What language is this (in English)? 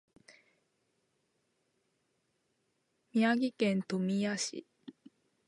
Japanese